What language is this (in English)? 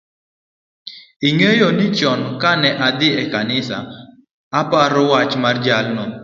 Luo (Kenya and Tanzania)